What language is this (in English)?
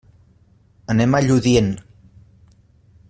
Catalan